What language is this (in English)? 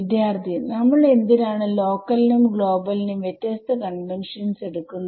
Malayalam